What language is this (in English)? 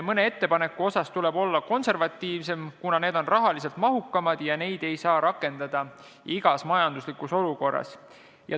Estonian